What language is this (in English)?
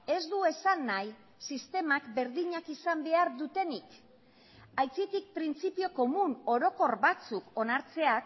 Basque